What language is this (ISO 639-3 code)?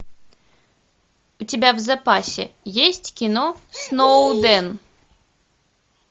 rus